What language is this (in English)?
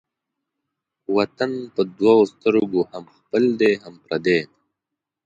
Pashto